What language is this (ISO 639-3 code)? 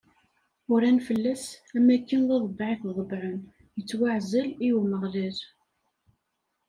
kab